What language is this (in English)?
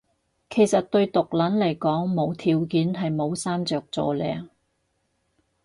Cantonese